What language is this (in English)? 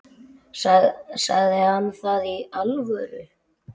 Icelandic